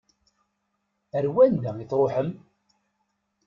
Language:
Kabyle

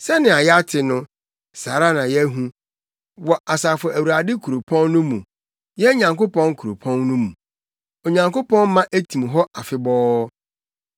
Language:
Akan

